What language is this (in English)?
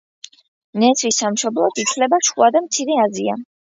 Georgian